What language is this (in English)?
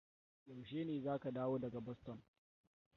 Hausa